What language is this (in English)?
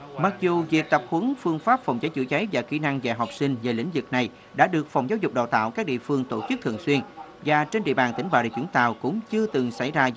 Vietnamese